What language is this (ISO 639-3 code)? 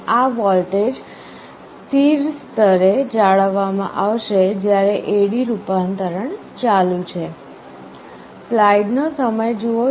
guj